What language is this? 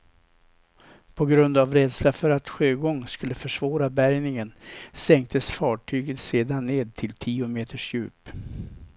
Swedish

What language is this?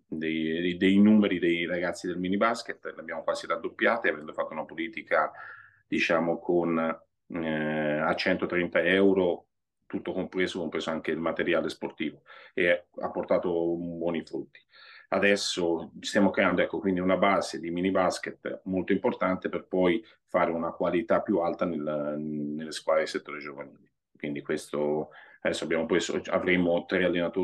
Italian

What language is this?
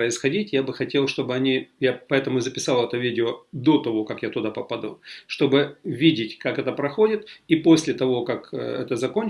Russian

